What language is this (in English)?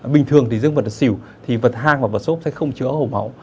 Vietnamese